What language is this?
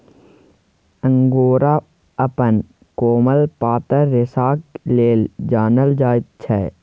Maithili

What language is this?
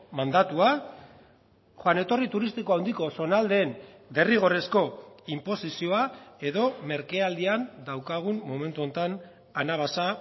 Basque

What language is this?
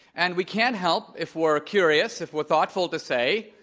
English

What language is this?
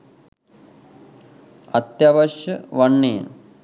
Sinhala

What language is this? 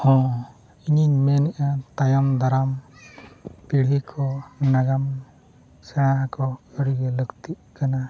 Santali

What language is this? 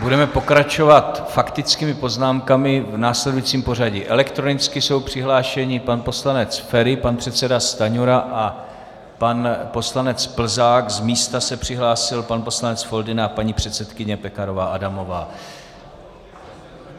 Czech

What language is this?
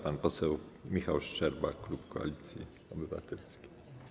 Polish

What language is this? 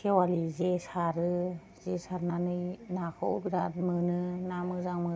Bodo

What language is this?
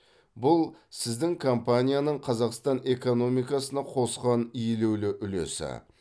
Kazakh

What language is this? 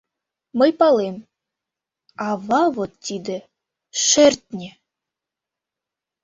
Mari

